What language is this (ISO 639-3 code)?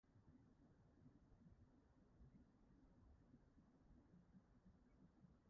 cym